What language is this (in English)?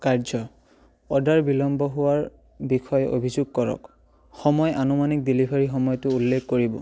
Assamese